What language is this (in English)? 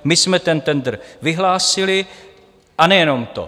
Czech